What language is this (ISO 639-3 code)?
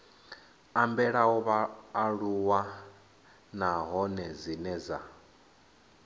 ven